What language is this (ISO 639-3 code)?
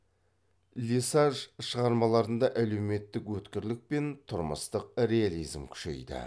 kaz